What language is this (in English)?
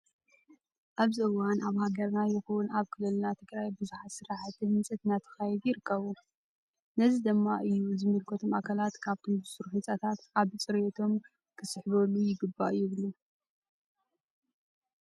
Tigrinya